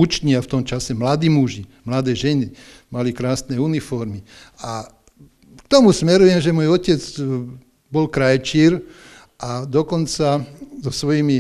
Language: Czech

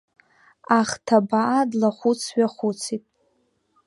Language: Abkhazian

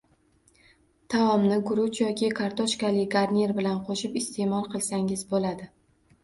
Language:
Uzbek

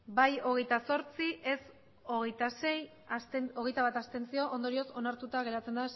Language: Basque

